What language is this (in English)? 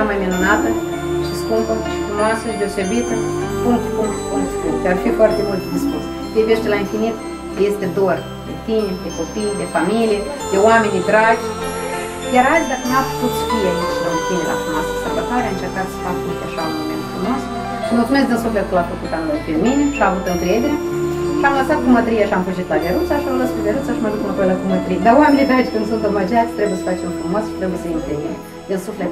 Romanian